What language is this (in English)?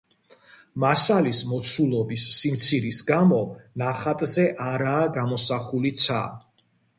Georgian